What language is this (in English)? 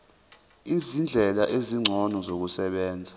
Zulu